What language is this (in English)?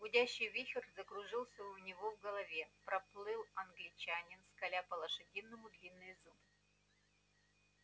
Russian